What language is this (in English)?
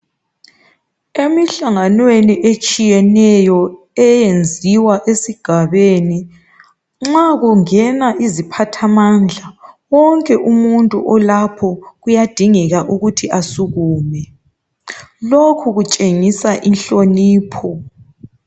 North Ndebele